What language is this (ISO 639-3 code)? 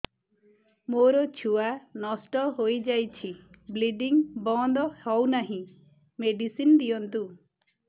ori